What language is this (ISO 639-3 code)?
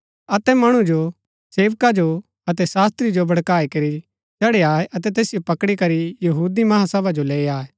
gbk